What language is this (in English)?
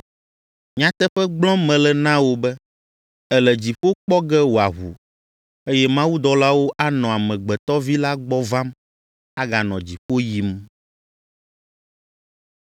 Ewe